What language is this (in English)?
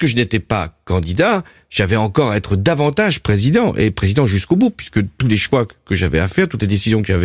French